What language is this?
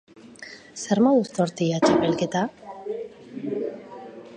Basque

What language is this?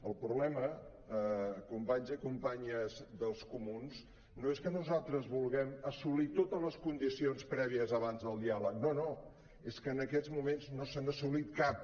Catalan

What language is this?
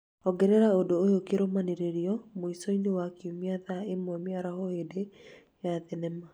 Kikuyu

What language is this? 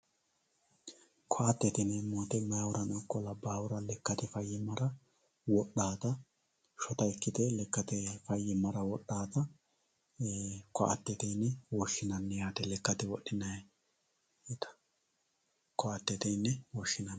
Sidamo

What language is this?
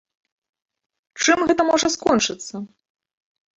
Belarusian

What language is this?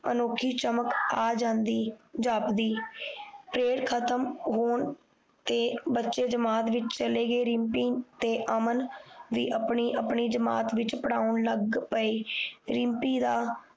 Punjabi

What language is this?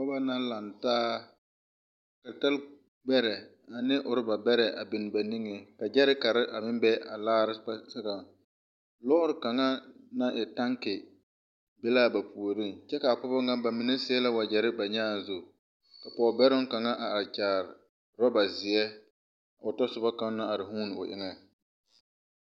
Southern Dagaare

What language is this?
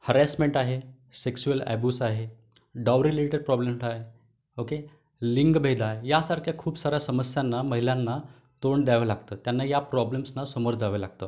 Marathi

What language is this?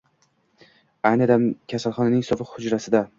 Uzbek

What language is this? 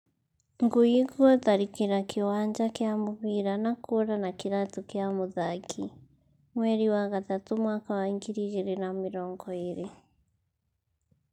Kikuyu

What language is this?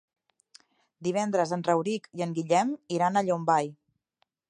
Catalan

